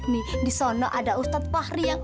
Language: Indonesian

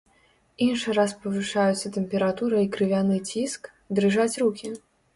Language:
Belarusian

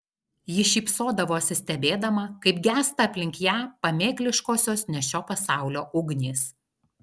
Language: Lithuanian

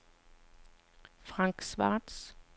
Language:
Danish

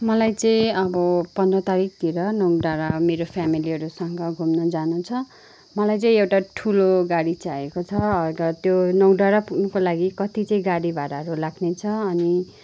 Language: Nepali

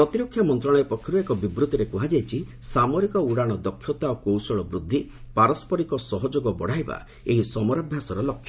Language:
Odia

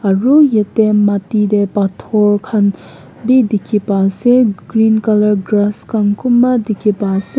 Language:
Naga Pidgin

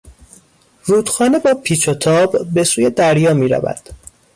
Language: Persian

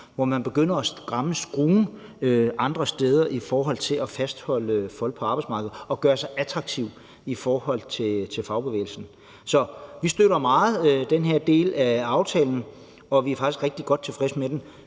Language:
Danish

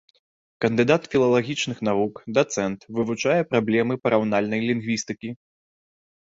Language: Belarusian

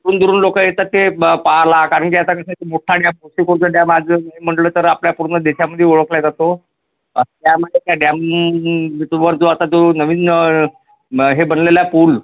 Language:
Marathi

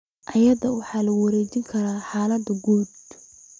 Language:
Somali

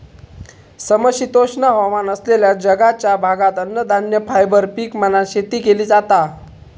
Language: Marathi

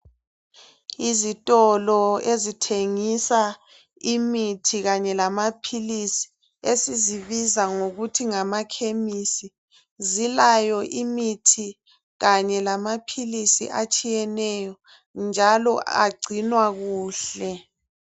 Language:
North Ndebele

